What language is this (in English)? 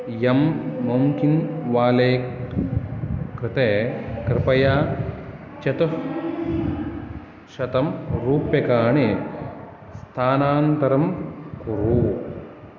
Sanskrit